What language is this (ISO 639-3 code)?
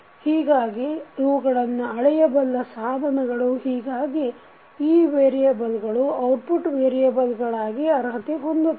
kan